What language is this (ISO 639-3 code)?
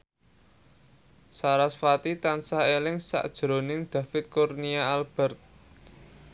jav